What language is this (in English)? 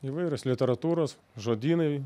Lithuanian